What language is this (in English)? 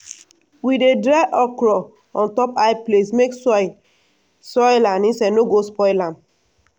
Nigerian Pidgin